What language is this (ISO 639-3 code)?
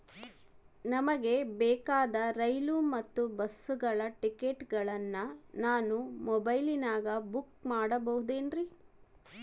kan